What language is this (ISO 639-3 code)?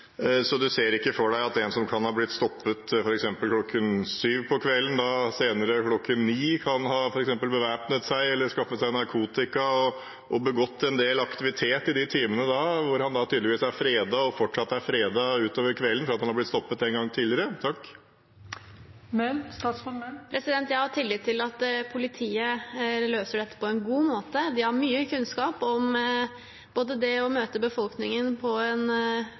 nob